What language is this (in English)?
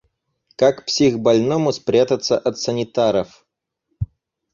Russian